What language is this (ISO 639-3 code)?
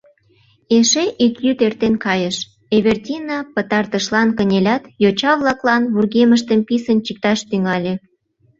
chm